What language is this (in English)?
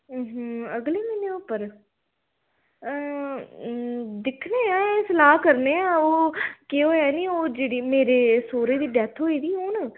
Dogri